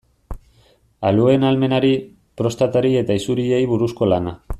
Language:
Basque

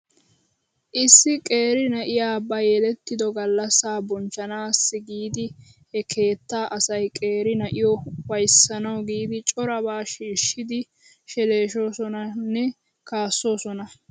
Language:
Wolaytta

